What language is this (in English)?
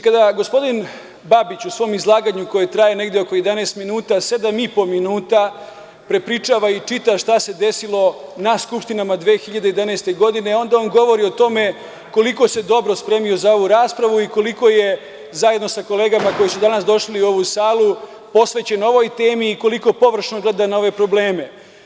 Serbian